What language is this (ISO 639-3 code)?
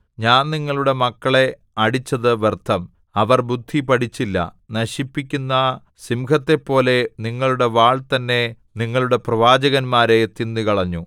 mal